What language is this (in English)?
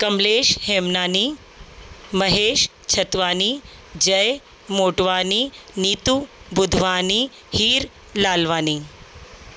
Sindhi